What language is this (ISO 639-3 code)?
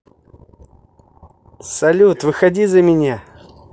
rus